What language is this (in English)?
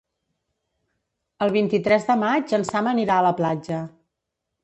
Catalan